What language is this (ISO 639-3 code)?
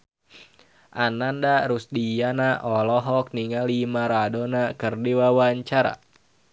sun